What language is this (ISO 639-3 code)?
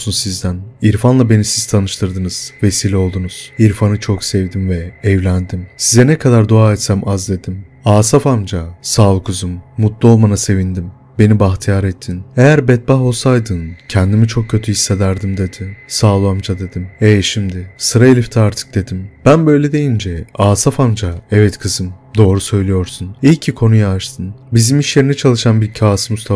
tur